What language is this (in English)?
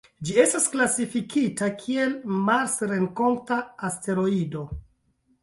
Esperanto